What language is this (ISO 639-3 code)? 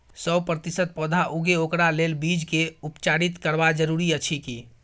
mai